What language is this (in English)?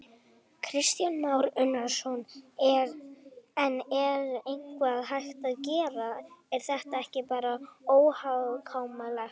Icelandic